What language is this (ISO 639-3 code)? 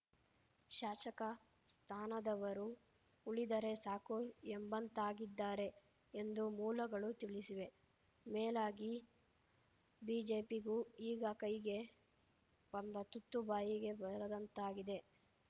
kan